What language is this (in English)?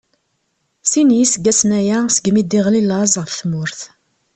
Kabyle